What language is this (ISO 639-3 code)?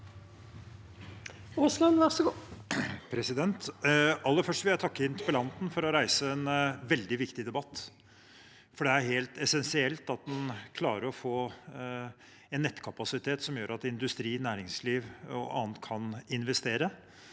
nor